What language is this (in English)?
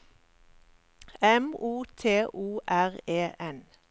Norwegian